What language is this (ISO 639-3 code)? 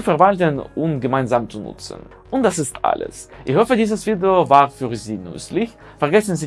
deu